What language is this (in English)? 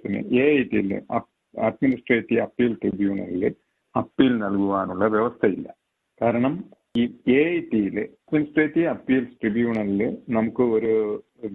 Malayalam